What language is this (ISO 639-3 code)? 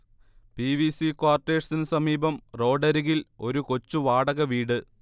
mal